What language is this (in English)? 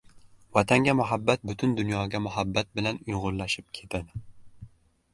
Uzbek